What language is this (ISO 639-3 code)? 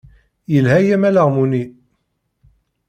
kab